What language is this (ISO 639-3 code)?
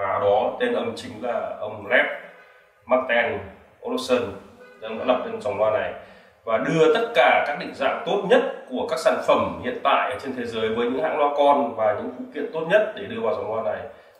vie